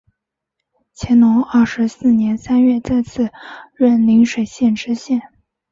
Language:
Chinese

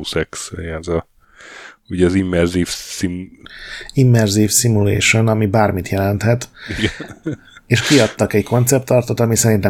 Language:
Hungarian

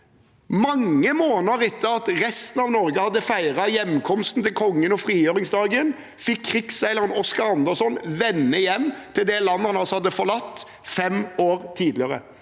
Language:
Norwegian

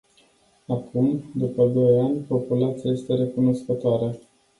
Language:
Romanian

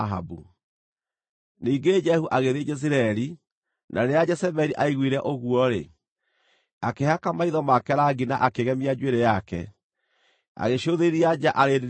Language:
Kikuyu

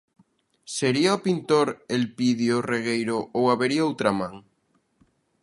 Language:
Galician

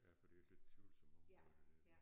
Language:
Danish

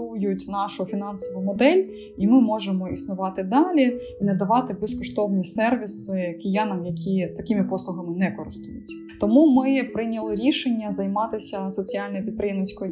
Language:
Ukrainian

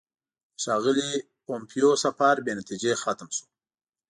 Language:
Pashto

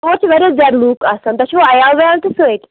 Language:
Kashmiri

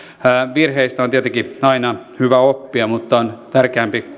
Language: Finnish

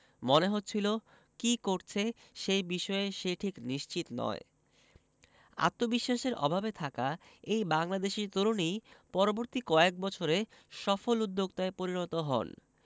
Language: Bangla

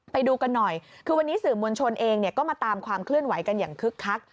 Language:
Thai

